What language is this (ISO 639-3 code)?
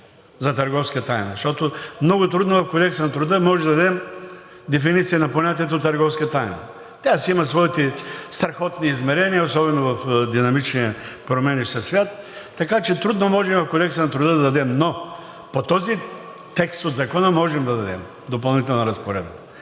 bul